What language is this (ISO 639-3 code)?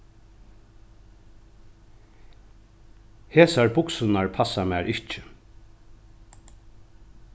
fao